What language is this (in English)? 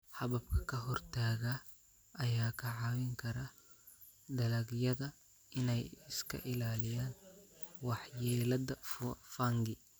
Somali